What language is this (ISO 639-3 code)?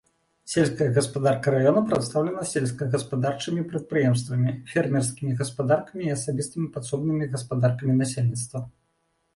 bel